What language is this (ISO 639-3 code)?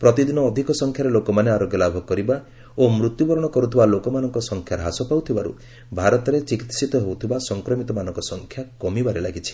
ori